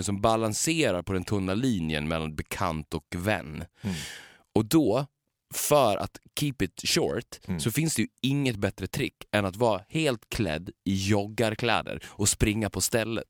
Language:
Swedish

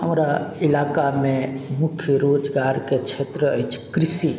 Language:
Maithili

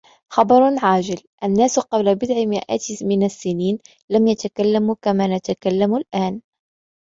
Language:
Arabic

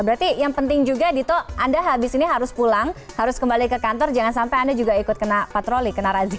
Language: Indonesian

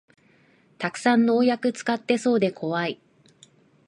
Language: Japanese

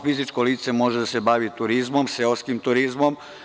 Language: Serbian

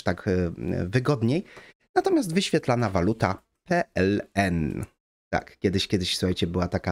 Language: Polish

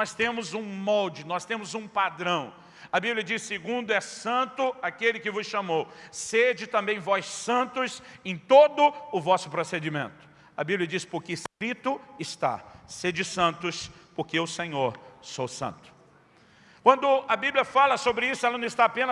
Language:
Portuguese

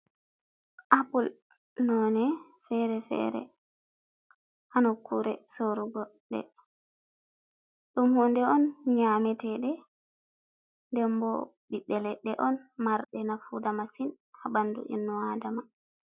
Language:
Fula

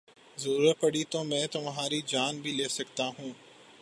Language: Urdu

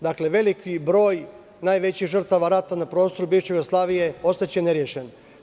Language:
Serbian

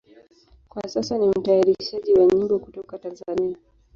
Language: Swahili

